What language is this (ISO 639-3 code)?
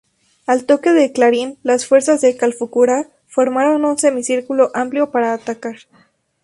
spa